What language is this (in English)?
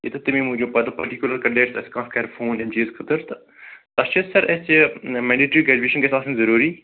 Kashmiri